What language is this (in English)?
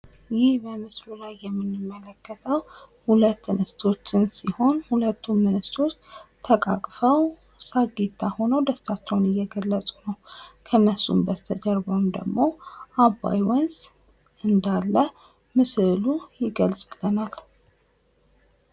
Amharic